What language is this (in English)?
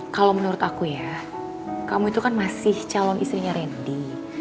Indonesian